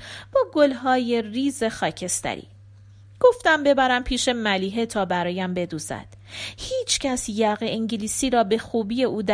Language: Persian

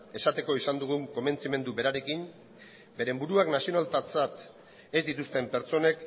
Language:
Basque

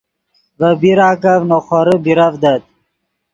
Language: Yidgha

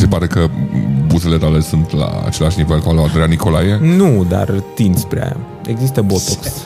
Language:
Romanian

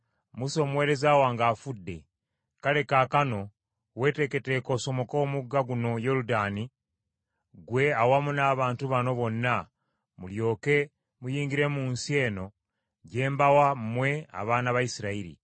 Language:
Ganda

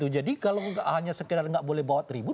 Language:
Indonesian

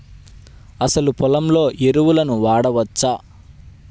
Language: Telugu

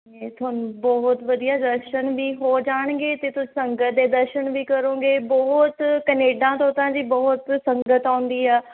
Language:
Punjabi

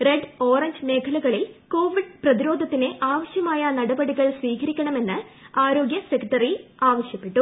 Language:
Malayalam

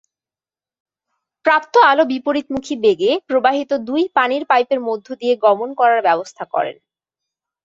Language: Bangla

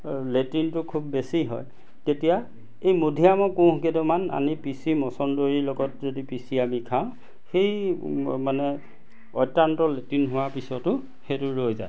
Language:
Assamese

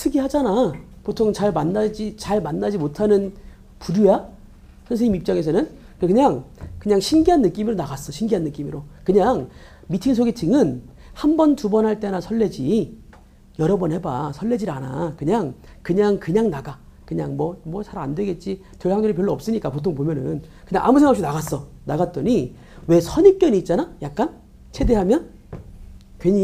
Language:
Korean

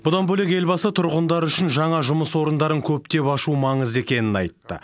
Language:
Kazakh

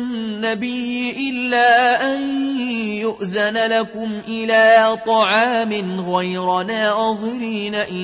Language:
Arabic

